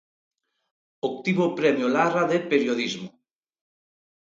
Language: Galician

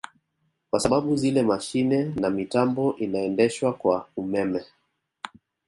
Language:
Swahili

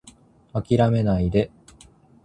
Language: Japanese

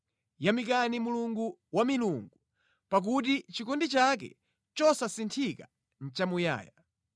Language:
Nyanja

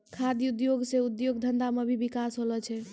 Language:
Maithili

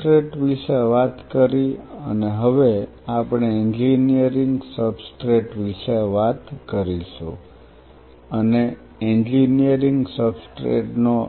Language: Gujarati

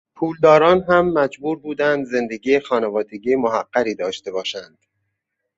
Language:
Persian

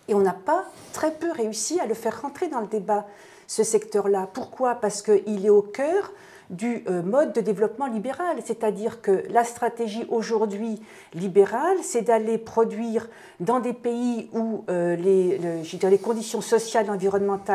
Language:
French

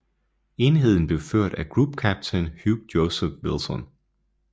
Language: Danish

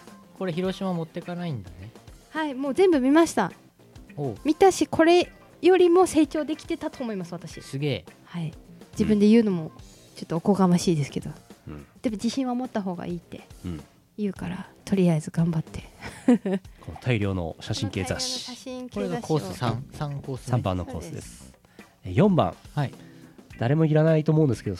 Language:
Japanese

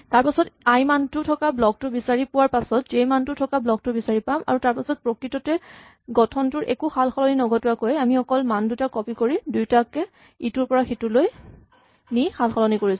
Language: Assamese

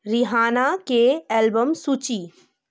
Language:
Maithili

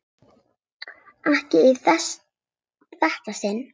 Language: Icelandic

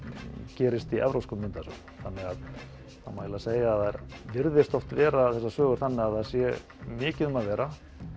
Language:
Icelandic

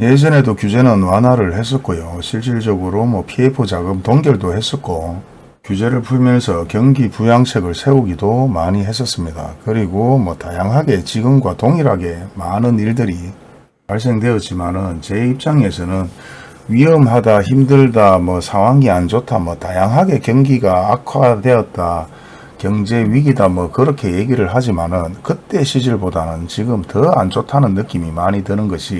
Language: Korean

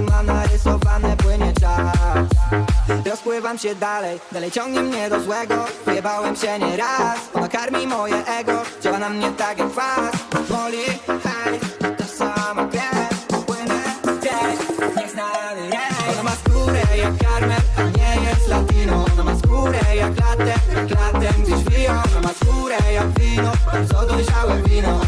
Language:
Polish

